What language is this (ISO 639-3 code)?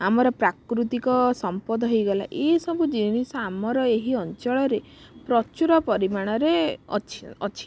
ori